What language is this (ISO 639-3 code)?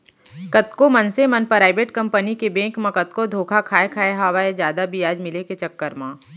hne